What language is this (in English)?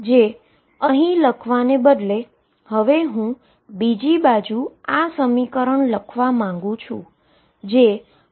Gujarati